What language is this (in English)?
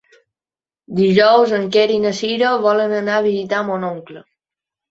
Catalan